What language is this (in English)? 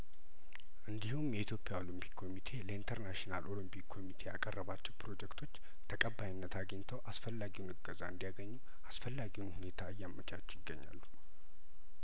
Amharic